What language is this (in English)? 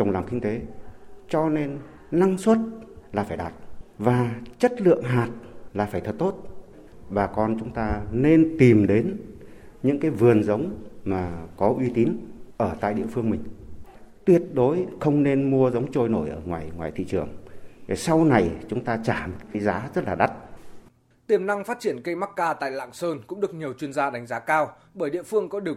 Vietnamese